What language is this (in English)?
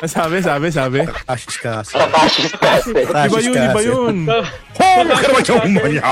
Filipino